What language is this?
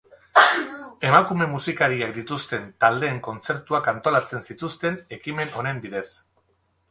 Basque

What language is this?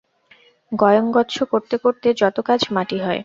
Bangla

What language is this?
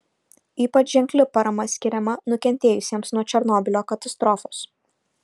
Lithuanian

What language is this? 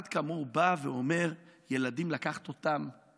Hebrew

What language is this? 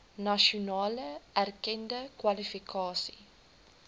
Afrikaans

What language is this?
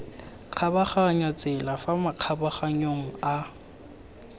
Tswana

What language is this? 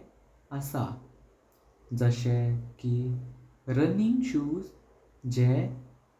Konkani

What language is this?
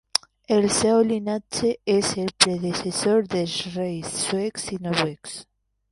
Catalan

